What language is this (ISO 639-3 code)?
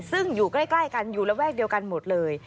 tha